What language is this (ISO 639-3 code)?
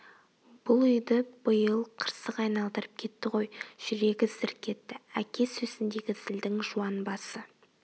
kaz